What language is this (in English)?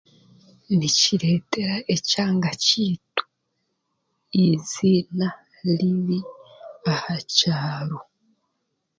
Chiga